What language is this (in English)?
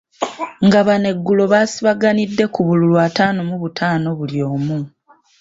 Ganda